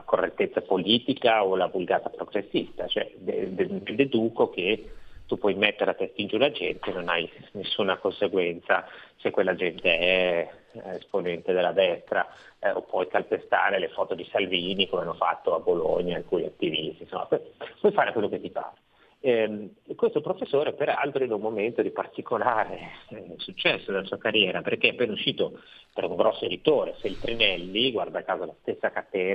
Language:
Italian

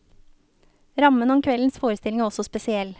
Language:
Norwegian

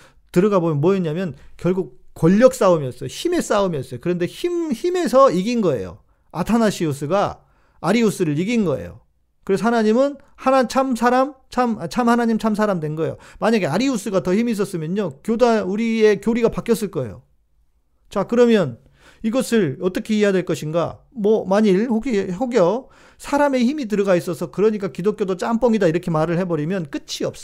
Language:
Korean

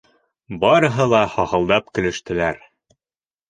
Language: Bashkir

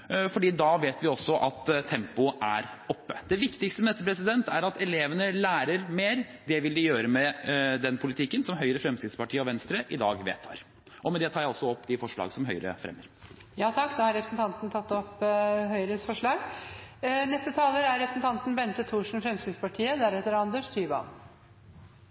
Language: Norwegian Bokmål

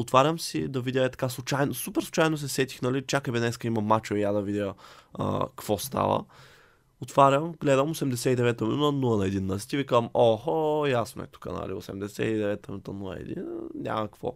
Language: Bulgarian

